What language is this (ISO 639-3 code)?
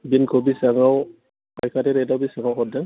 brx